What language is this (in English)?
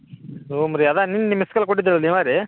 Kannada